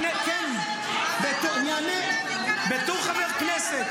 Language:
Hebrew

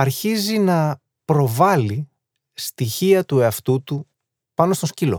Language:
Greek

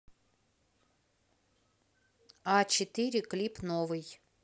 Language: Russian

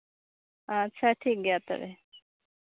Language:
Santali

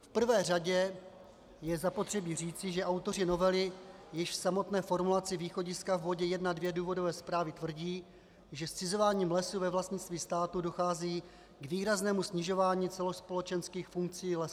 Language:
Czech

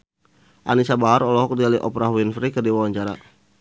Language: Sundanese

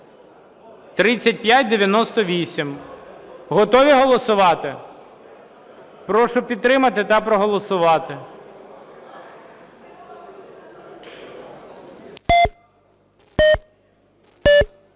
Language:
Ukrainian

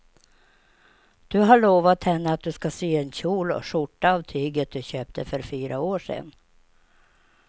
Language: Swedish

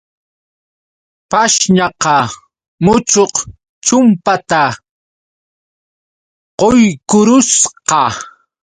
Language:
Yauyos Quechua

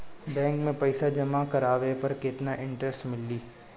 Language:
Bhojpuri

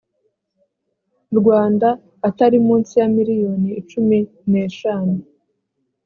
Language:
Kinyarwanda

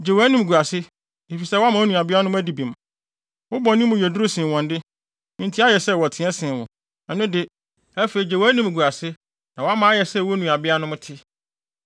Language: Akan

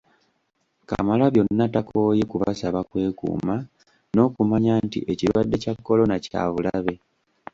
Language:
Ganda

